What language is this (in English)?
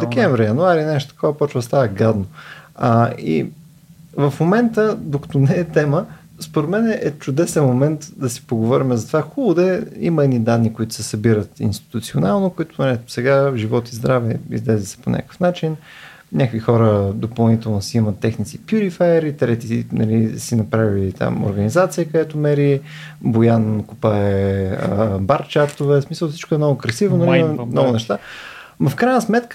Bulgarian